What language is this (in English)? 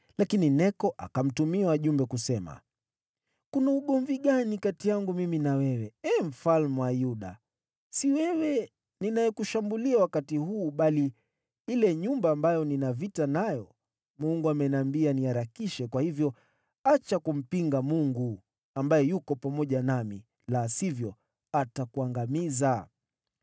Swahili